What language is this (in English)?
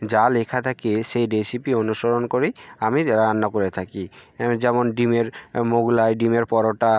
Bangla